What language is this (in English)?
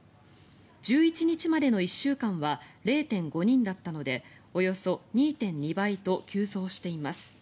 Japanese